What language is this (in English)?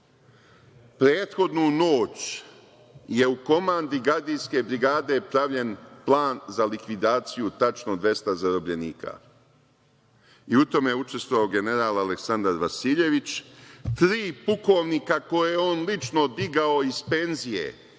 Serbian